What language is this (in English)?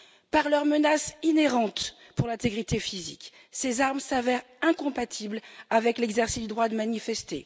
French